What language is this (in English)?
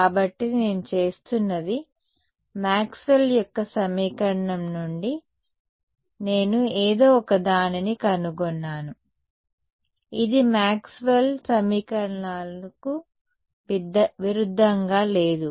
Telugu